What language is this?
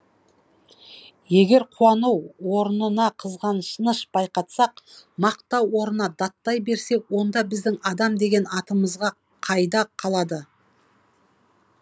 Kazakh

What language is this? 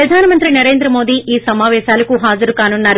Telugu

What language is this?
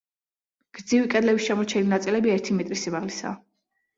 Georgian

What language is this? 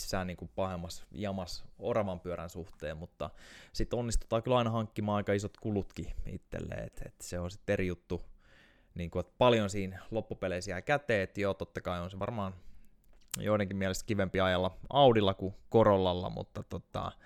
Finnish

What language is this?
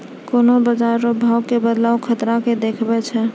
Maithili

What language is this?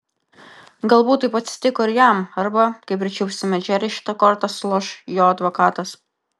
Lithuanian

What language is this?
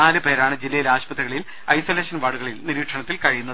Malayalam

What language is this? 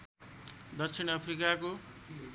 Nepali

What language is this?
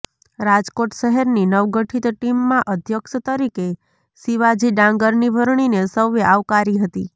Gujarati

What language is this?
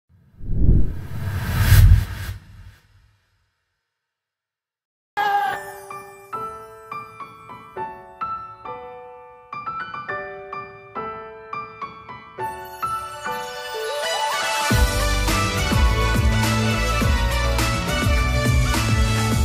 Vietnamese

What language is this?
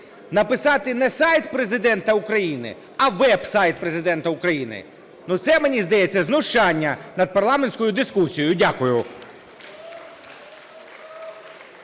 Ukrainian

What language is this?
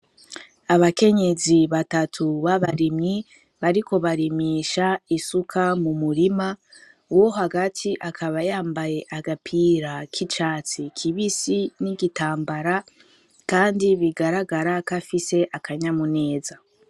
Rundi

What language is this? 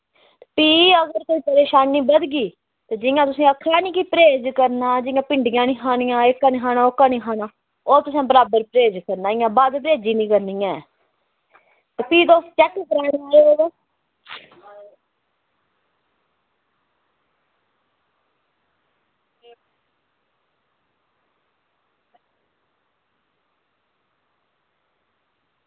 Dogri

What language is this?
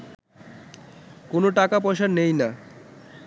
Bangla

